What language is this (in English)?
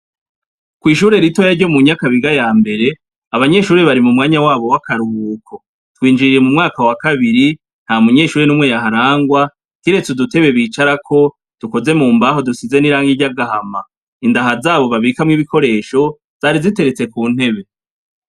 Rundi